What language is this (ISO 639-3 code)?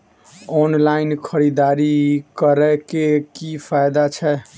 mai